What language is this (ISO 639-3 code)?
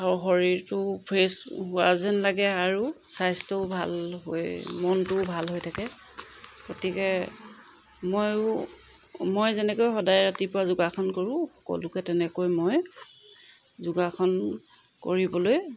asm